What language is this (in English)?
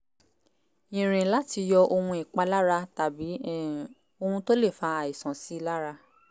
Yoruba